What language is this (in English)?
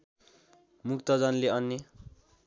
Nepali